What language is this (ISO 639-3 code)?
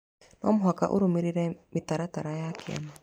kik